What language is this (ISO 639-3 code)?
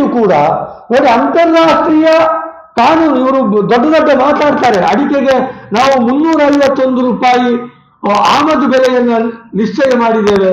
kan